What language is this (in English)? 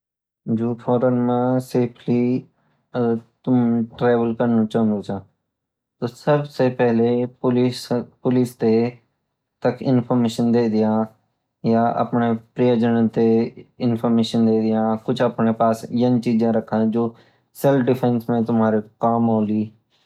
Garhwali